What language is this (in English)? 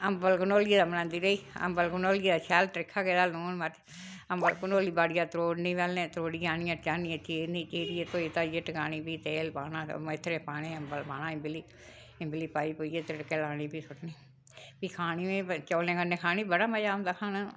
Dogri